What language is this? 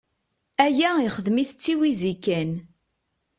Kabyle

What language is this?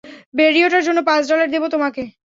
Bangla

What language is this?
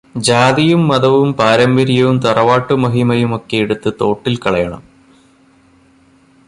Malayalam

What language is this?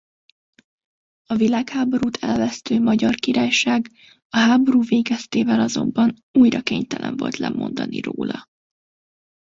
Hungarian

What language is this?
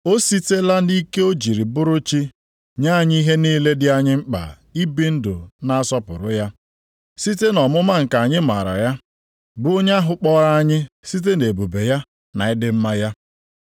Igbo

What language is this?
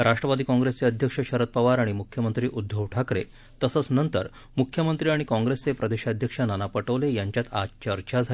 Marathi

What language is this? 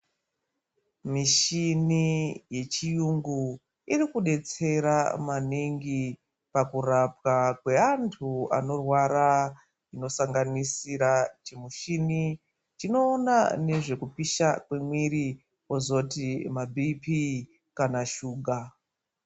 Ndau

